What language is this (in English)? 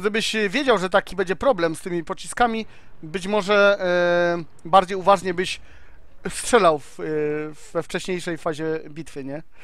Polish